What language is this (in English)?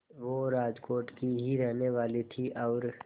Hindi